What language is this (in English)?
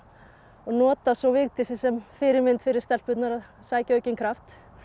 Icelandic